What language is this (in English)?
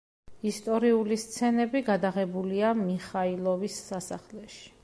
Georgian